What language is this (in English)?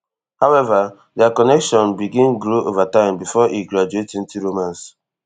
Nigerian Pidgin